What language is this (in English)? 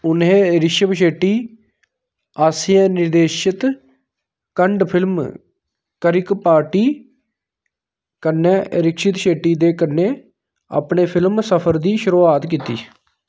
Dogri